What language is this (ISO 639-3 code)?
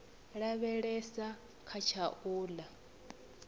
ven